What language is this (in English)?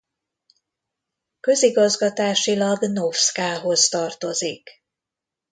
Hungarian